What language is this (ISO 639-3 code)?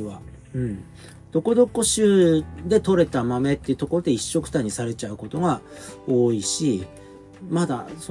jpn